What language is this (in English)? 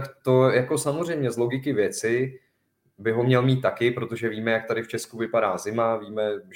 Czech